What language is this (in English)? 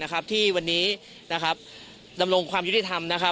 Thai